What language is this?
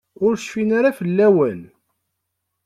Kabyle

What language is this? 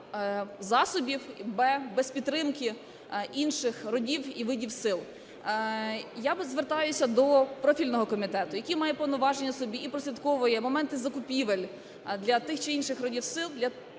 Ukrainian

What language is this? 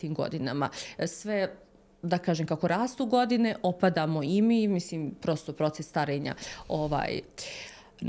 Croatian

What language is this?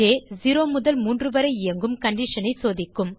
Tamil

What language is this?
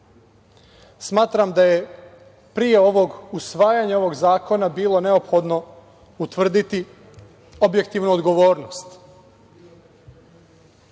Serbian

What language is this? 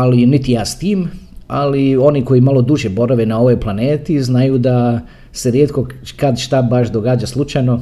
Croatian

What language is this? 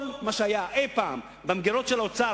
Hebrew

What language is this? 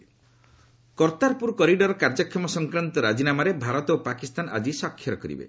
Odia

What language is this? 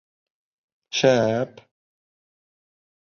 Bashkir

